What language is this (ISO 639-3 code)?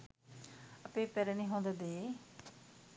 sin